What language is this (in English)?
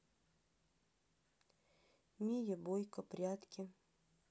Russian